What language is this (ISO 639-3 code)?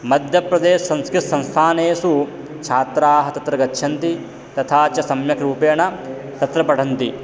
san